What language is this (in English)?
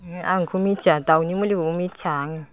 Bodo